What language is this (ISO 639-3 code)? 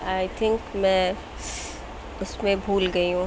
urd